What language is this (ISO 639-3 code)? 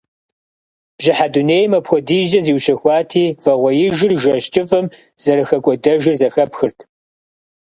kbd